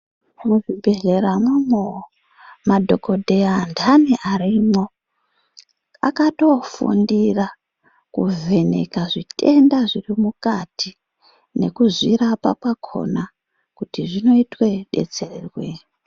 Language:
Ndau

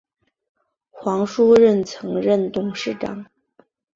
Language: Chinese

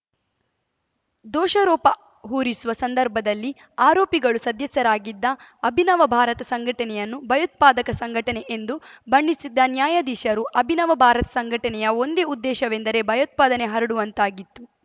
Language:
Kannada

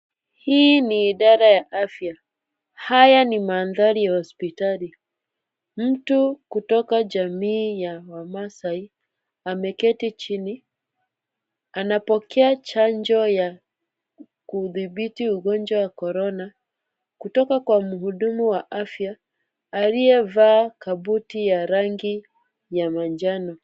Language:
Swahili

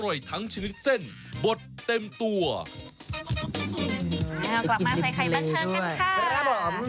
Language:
Thai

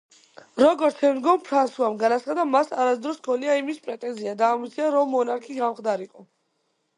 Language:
Georgian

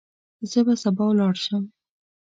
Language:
Pashto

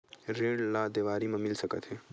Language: Chhattisgarhi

